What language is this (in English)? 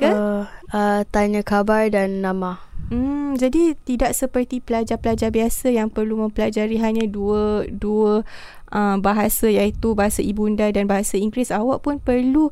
Malay